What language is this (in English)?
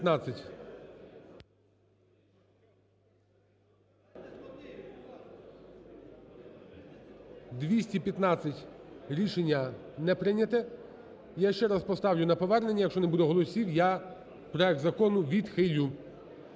Ukrainian